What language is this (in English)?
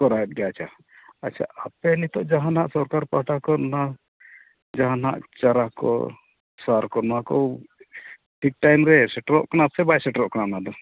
Santali